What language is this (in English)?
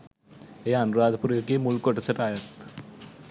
Sinhala